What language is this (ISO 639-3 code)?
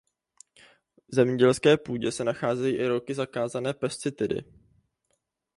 ces